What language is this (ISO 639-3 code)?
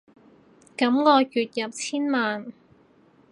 yue